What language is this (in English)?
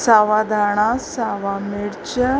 Sindhi